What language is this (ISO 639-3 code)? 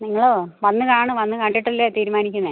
mal